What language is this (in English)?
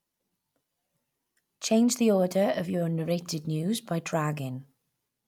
English